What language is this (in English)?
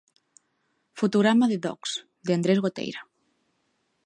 Galician